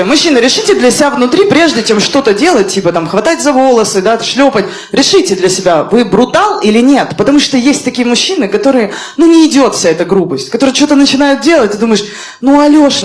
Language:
Russian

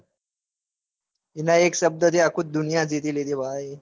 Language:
Gujarati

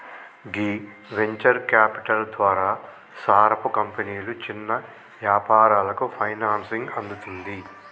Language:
Telugu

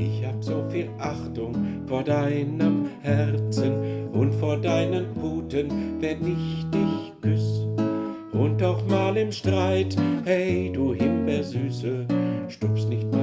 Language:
German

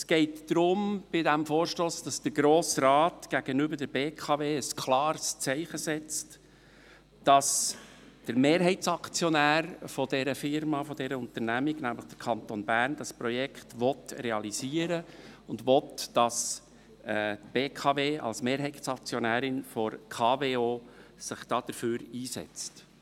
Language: Swiss German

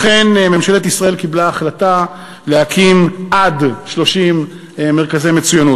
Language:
Hebrew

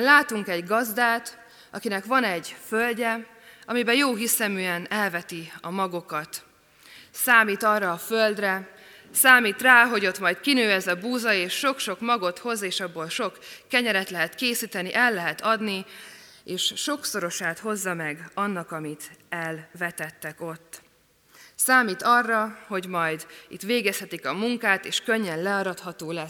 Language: Hungarian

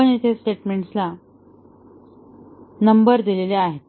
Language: Marathi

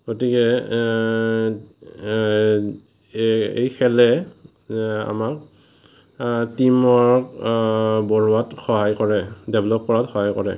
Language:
Assamese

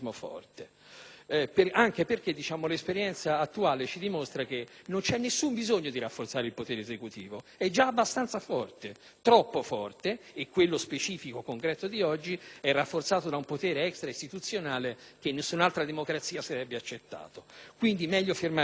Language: Italian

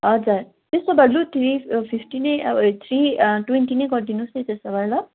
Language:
Nepali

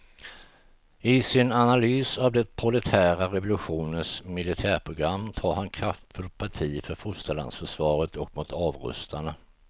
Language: Swedish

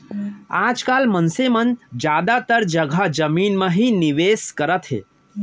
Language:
Chhattisgarhi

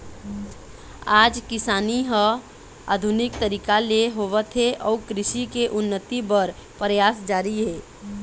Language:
Chhattisgarhi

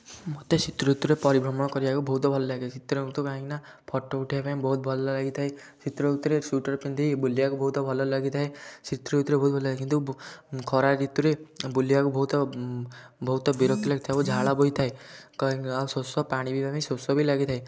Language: Odia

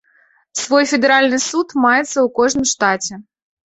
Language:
Belarusian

